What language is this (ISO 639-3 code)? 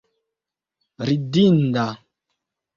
epo